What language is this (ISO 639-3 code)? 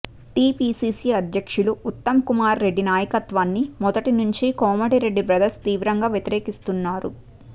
tel